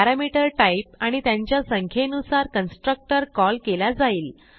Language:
Marathi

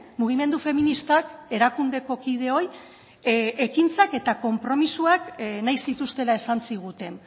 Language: Basque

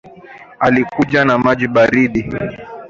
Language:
Swahili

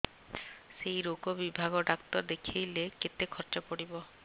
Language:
Odia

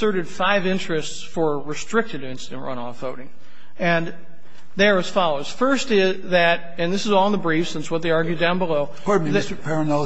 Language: English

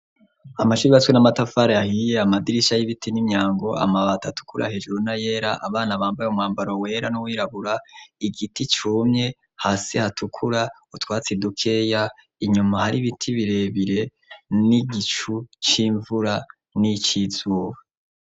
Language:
Rundi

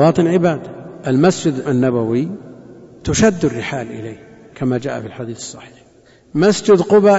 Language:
Arabic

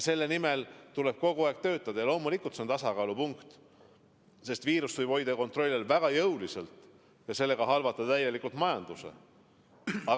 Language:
Estonian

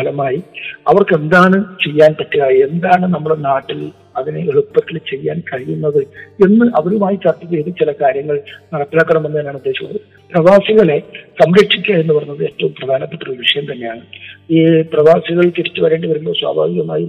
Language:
Malayalam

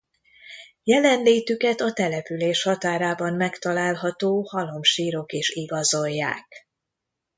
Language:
Hungarian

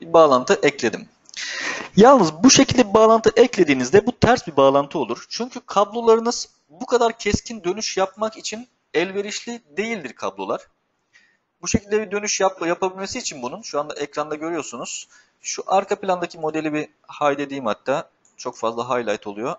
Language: Turkish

